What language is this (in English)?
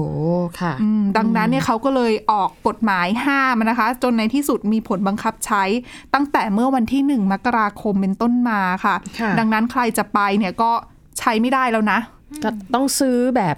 Thai